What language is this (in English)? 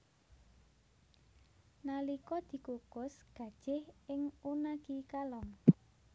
Javanese